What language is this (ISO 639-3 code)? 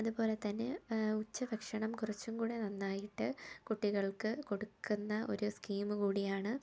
mal